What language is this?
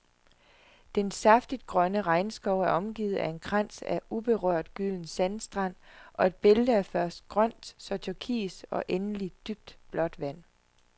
Danish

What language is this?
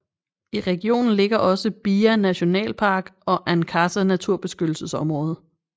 Danish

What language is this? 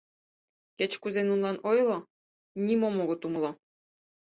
Mari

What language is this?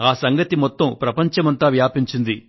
Telugu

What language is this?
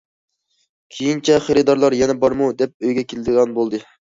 Uyghur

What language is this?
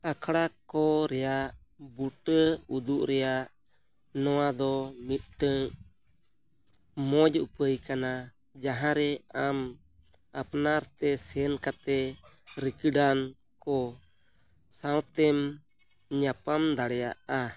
Santali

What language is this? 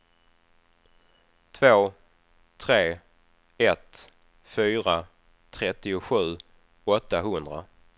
Swedish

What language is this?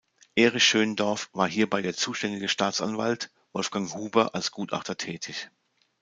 German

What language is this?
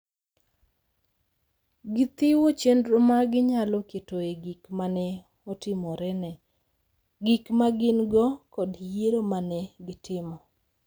Luo (Kenya and Tanzania)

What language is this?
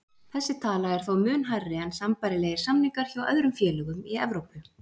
Icelandic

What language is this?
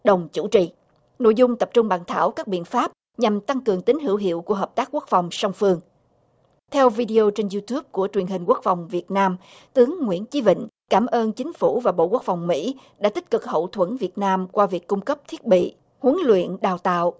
Vietnamese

